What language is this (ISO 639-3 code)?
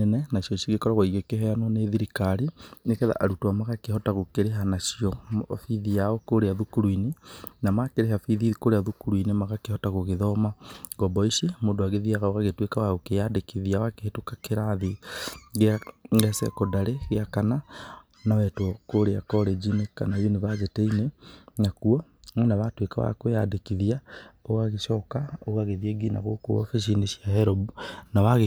kik